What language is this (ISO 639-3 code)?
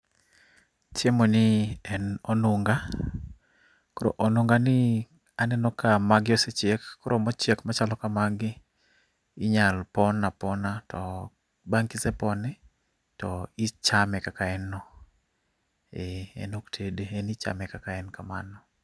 luo